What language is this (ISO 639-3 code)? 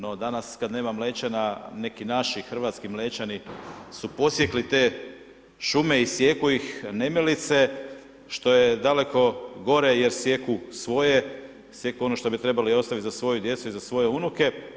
hrv